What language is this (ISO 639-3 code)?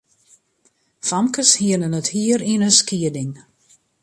fry